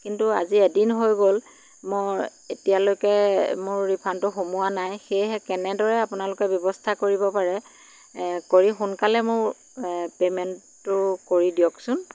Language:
Assamese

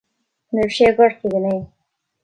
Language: Irish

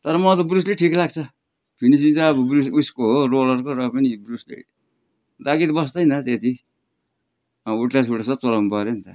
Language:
Nepali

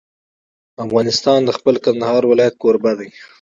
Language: Pashto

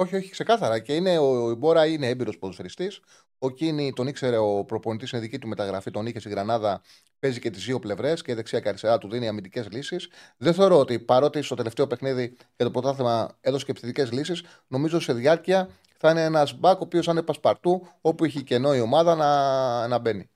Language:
Greek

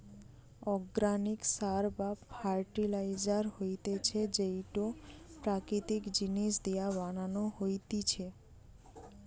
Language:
Bangla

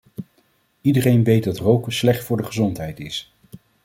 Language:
Dutch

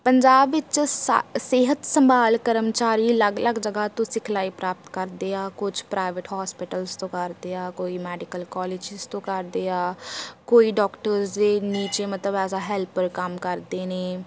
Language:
Punjabi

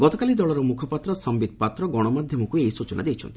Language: Odia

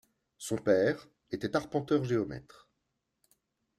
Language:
French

